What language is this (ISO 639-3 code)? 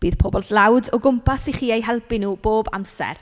cym